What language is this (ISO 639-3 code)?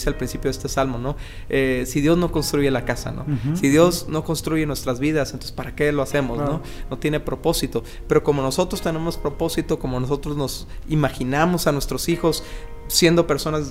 spa